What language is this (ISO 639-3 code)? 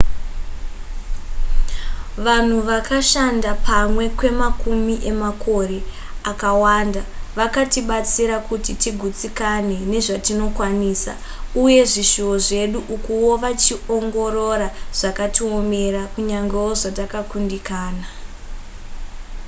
sna